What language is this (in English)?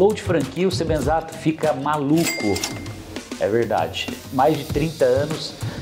Portuguese